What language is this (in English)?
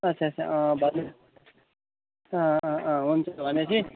Nepali